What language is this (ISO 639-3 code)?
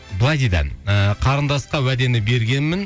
kaz